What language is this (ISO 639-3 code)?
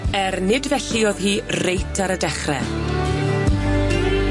cym